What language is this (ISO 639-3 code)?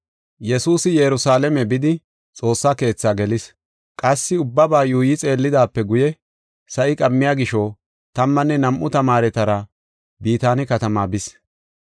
gof